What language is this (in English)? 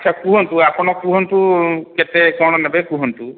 Odia